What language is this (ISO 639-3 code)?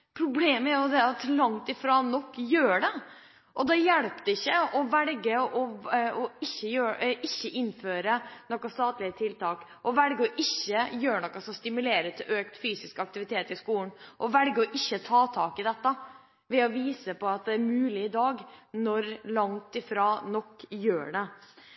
nob